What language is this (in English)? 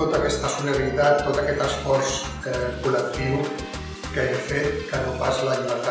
Spanish